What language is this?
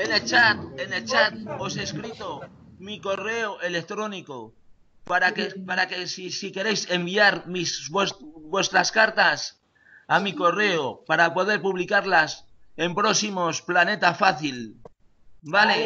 Spanish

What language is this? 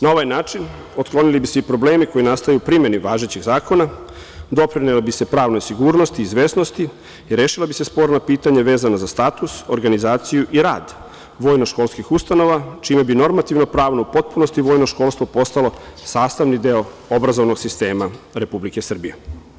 Serbian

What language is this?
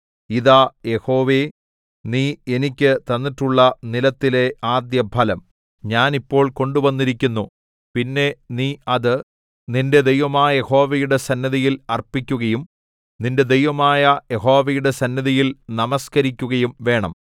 Malayalam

